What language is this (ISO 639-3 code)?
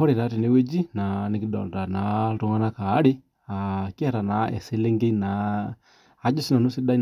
mas